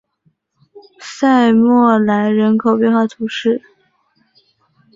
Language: Chinese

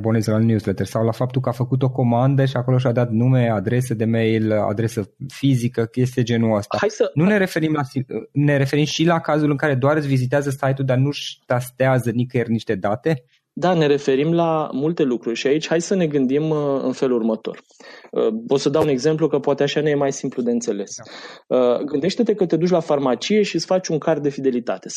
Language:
Romanian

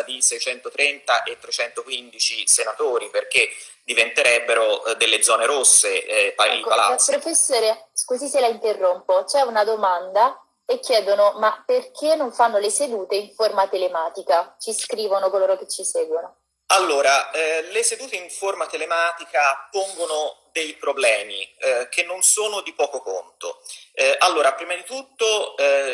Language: Italian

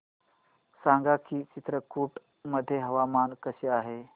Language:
Marathi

